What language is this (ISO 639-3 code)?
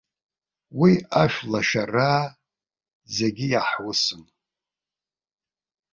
abk